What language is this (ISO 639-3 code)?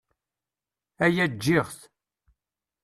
kab